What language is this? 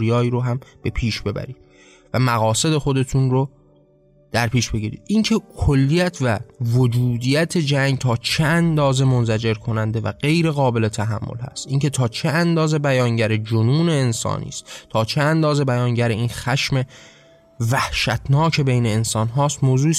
Persian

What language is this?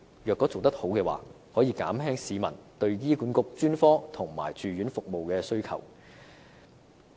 Cantonese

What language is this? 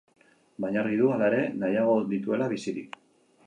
Basque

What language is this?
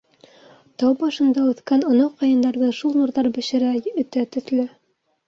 Bashkir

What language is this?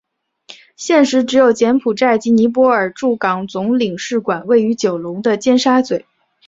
Chinese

